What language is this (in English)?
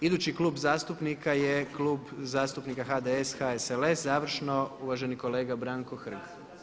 Croatian